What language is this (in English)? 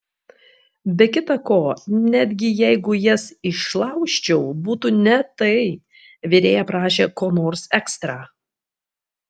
Lithuanian